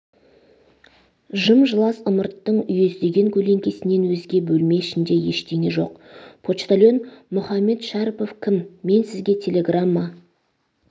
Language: Kazakh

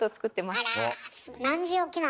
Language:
Japanese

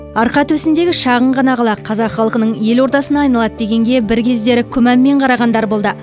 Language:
Kazakh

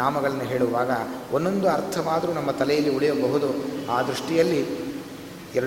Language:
Kannada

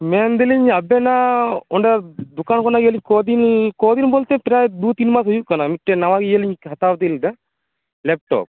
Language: Santali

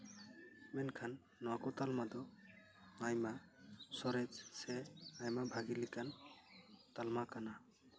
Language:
Santali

